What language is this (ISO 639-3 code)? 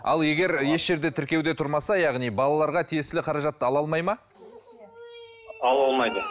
kaz